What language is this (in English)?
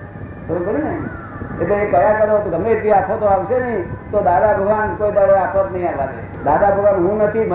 Gujarati